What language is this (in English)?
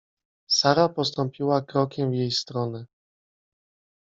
Polish